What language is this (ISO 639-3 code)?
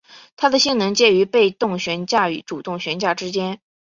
zho